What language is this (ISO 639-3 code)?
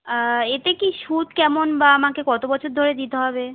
ben